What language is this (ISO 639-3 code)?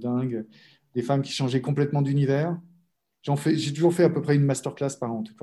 fra